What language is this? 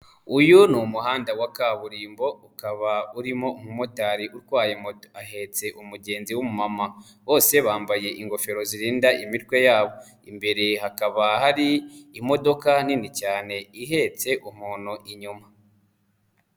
Kinyarwanda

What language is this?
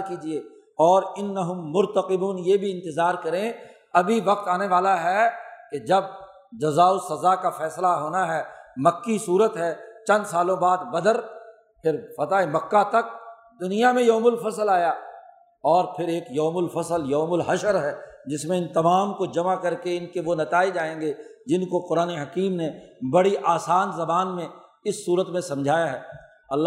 Urdu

